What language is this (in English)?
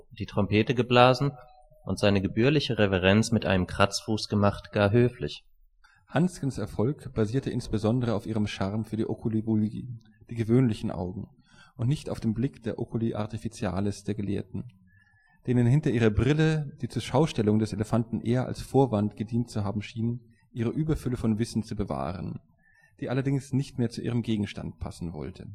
German